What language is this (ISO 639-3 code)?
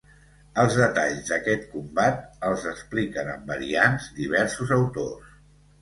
cat